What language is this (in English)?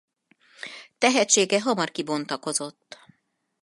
Hungarian